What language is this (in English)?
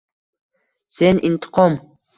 Uzbek